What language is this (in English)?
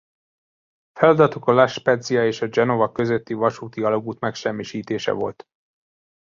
Hungarian